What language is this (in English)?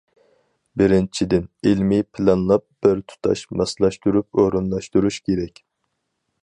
Uyghur